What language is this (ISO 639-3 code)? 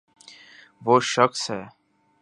urd